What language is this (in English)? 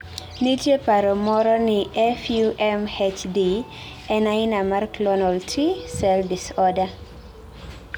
Luo (Kenya and Tanzania)